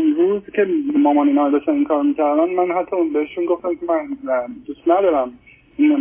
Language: Persian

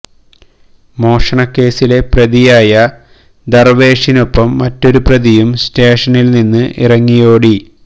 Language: Malayalam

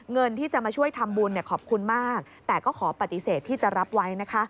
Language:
Thai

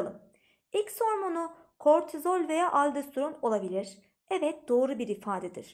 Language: Turkish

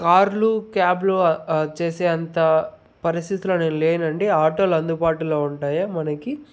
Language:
Telugu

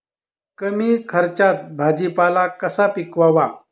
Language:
Marathi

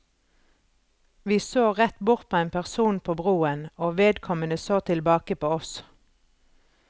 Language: Norwegian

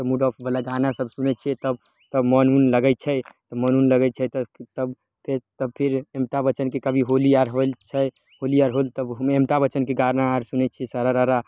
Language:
Maithili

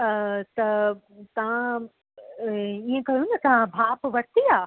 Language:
Sindhi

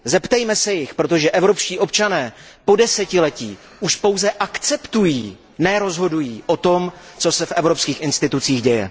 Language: Czech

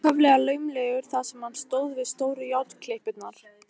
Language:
Icelandic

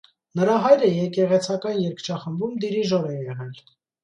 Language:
Armenian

